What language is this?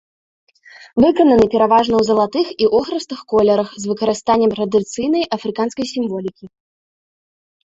Belarusian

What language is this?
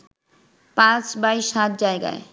Bangla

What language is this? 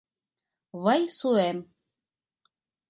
Mari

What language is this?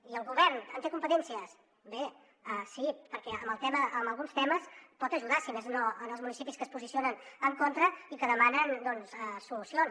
Catalan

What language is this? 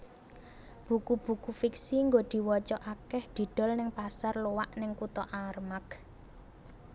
Javanese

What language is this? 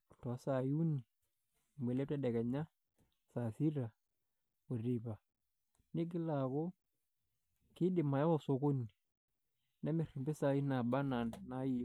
Masai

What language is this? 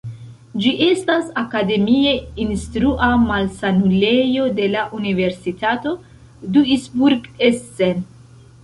Esperanto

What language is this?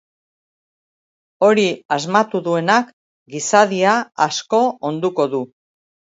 Basque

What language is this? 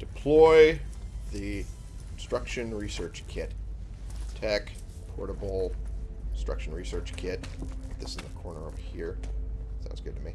English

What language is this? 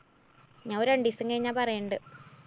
Malayalam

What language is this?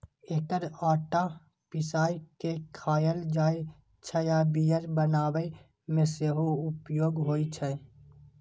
Maithili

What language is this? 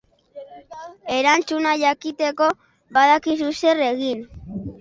Basque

